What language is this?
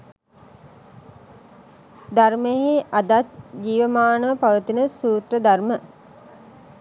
Sinhala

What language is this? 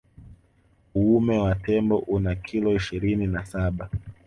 Swahili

